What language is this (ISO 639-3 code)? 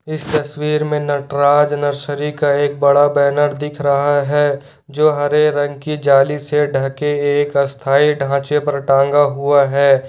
hin